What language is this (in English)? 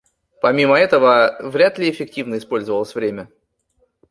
Russian